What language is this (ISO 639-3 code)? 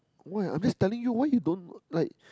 eng